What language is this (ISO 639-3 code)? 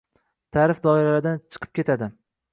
uzb